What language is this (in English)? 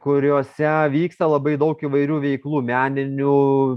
Lithuanian